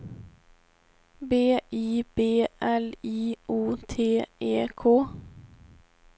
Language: Swedish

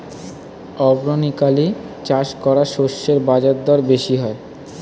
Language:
Bangla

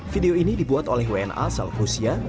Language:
Indonesian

